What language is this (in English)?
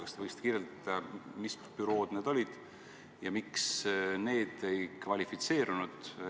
Estonian